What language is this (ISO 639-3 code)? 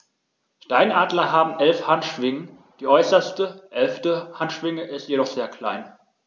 deu